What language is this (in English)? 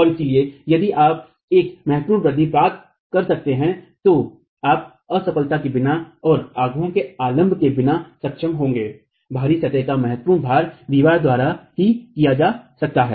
Hindi